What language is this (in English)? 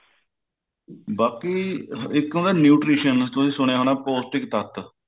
Punjabi